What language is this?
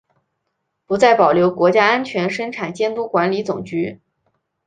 Chinese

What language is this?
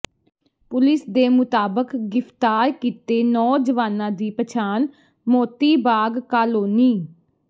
Punjabi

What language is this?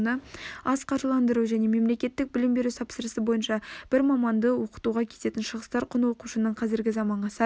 Kazakh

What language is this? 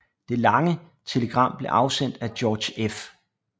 Danish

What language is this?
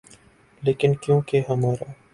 Urdu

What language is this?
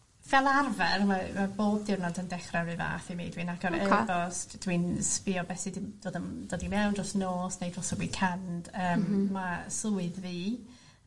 Welsh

